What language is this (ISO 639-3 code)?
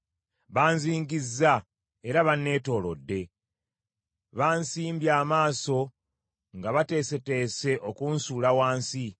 lug